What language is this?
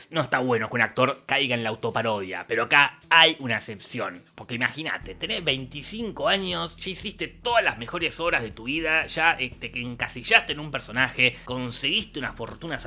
Spanish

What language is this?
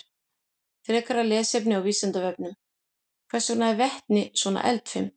Icelandic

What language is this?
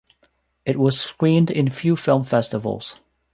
English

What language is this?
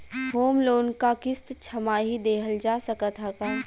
Bhojpuri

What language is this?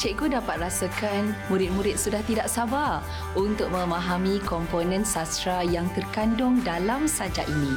Malay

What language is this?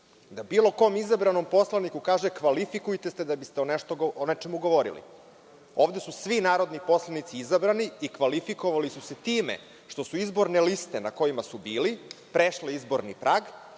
Serbian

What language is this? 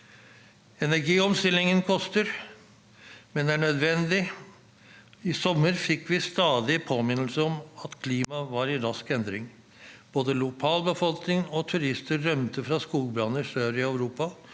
Norwegian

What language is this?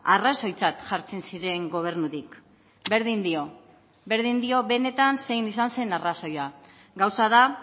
Basque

